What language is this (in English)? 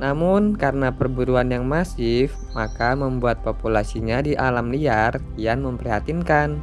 Indonesian